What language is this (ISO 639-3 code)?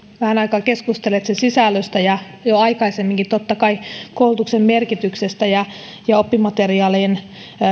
fin